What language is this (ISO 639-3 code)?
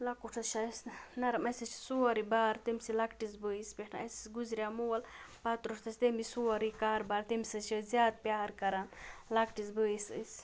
kas